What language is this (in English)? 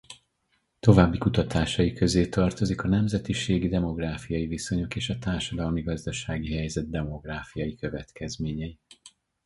Hungarian